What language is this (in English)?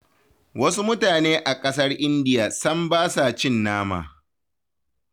Hausa